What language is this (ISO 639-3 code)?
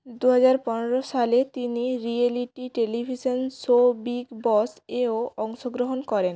ben